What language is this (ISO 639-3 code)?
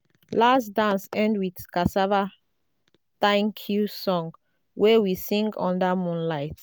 pcm